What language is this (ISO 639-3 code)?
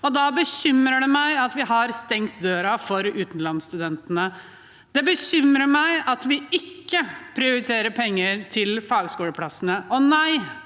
nor